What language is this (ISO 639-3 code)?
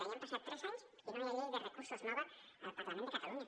cat